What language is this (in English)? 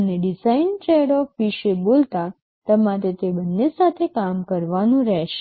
Gujarati